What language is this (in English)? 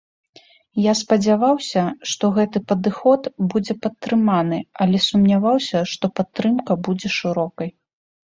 Belarusian